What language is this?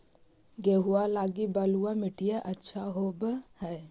Magahi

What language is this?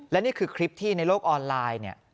Thai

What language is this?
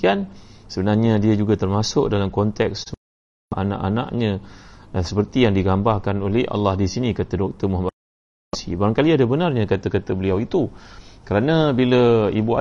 Malay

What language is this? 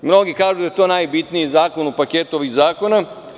Serbian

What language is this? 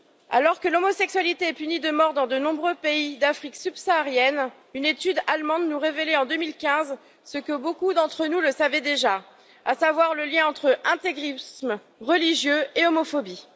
French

